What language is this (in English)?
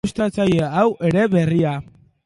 Basque